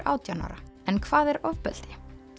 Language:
Icelandic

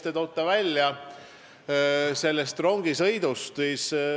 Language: Estonian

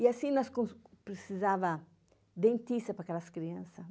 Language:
Portuguese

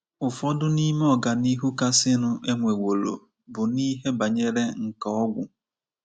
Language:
Igbo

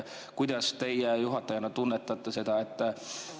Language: Estonian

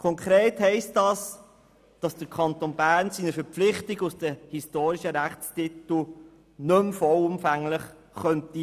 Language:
Swiss German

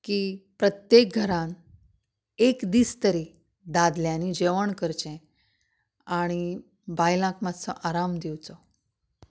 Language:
Konkani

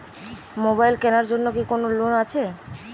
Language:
Bangla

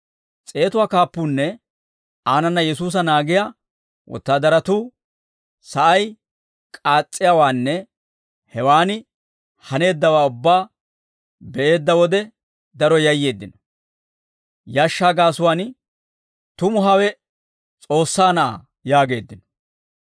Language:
Dawro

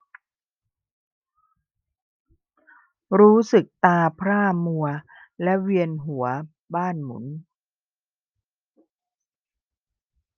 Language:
Thai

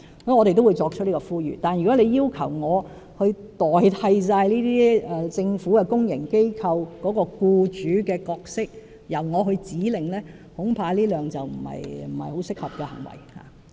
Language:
Cantonese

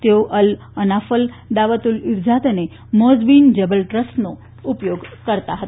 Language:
Gujarati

